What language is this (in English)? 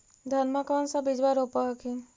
Magahi